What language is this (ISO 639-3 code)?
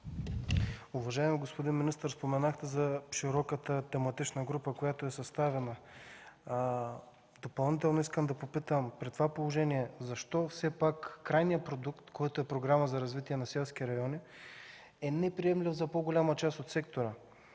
bul